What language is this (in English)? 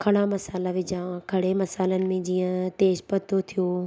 Sindhi